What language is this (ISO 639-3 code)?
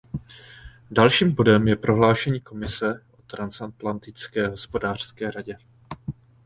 ces